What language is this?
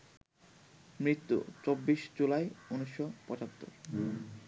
Bangla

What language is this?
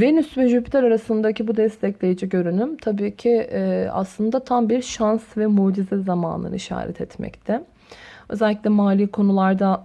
Turkish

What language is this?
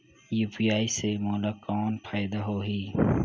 Chhattisgarhi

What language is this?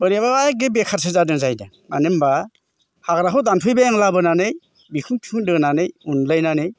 Bodo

